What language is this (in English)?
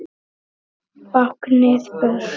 Icelandic